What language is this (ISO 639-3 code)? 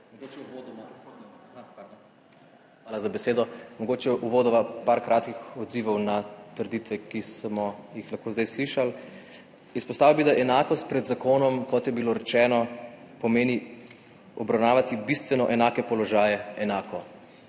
slv